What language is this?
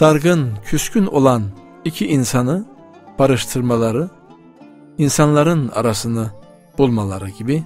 Turkish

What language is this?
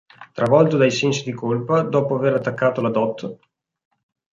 Italian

